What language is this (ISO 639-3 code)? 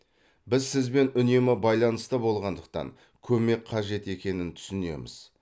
kaz